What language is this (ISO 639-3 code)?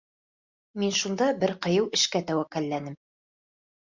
bak